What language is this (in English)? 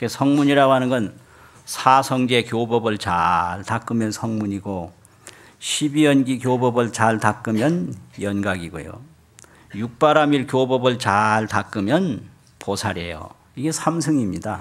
Korean